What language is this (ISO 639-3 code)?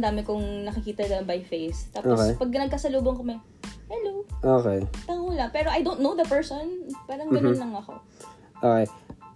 fil